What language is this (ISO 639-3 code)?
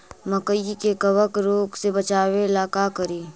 mag